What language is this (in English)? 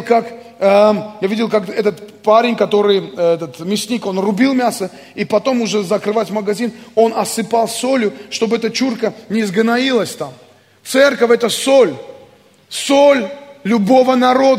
Russian